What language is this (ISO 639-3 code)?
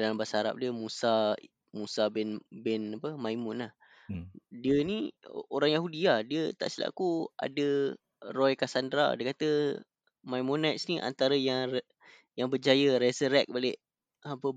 msa